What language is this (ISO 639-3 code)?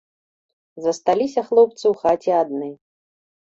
bel